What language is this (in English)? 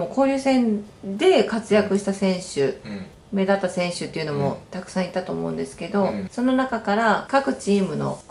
Japanese